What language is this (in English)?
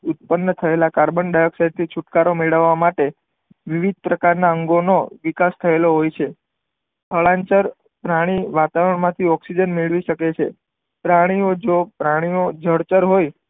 Gujarati